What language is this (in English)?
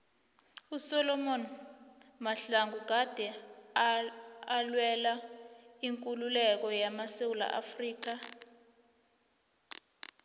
South Ndebele